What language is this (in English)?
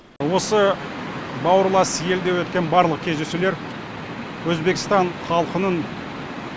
Kazakh